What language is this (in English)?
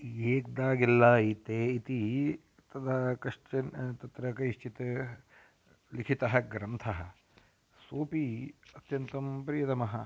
Sanskrit